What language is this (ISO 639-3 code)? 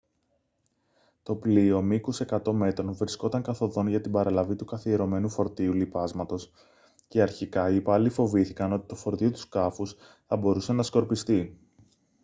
ell